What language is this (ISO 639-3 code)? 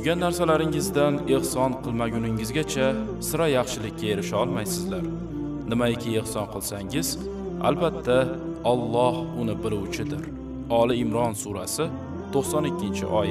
tur